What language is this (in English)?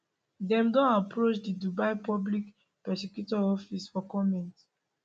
Nigerian Pidgin